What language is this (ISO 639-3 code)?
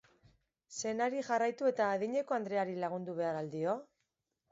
eus